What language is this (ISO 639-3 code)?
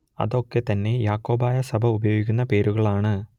mal